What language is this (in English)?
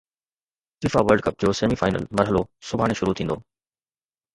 Sindhi